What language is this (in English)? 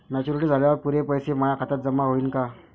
Marathi